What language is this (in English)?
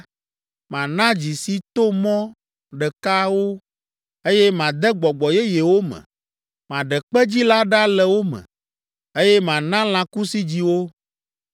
Ewe